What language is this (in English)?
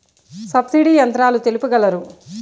Telugu